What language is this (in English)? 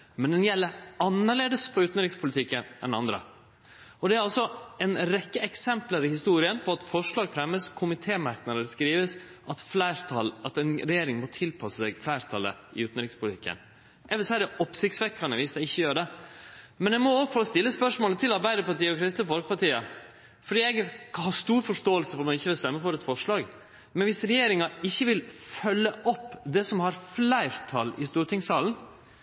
Norwegian Nynorsk